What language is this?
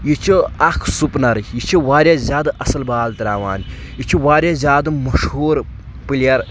Kashmiri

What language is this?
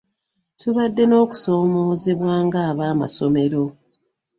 Ganda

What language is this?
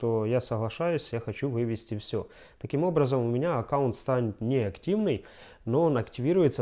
Russian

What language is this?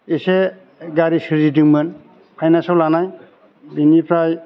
Bodo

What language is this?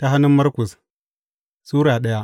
Hausa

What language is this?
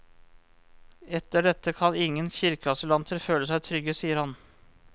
Norwegian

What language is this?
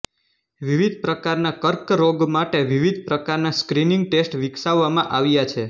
Gujarati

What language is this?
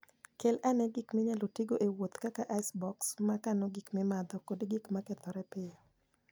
Luo (Kenya and Tanzania)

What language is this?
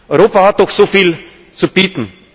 German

